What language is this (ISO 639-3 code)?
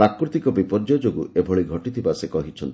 ori